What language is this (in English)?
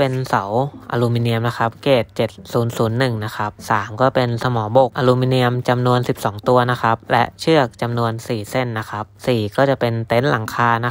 Thai